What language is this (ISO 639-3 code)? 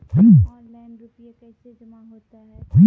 mai